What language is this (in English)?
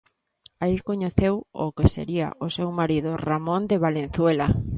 Galician